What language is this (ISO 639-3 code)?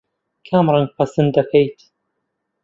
ckb